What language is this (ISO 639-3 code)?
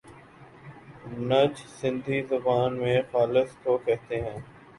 urd